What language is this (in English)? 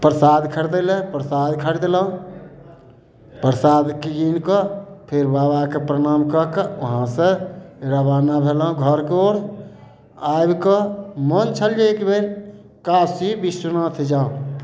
Maithili